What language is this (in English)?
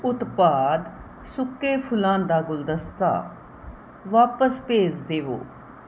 Punjabi